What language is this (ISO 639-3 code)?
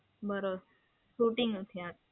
guj